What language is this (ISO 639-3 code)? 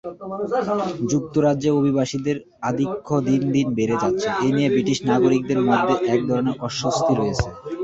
ben